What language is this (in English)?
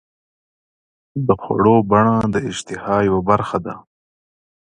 Pashto